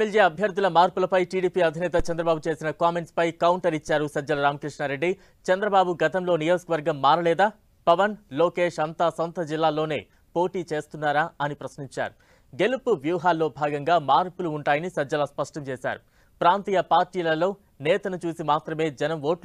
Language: Telugu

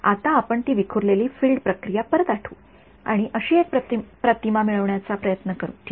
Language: Marathi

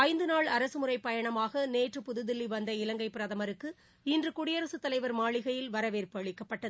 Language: Tamil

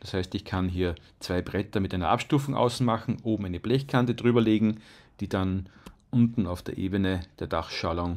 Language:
German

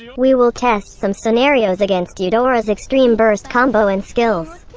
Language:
English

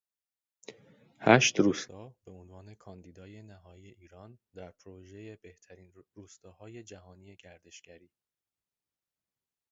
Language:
Persian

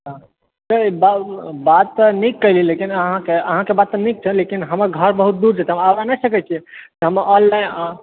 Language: Maithili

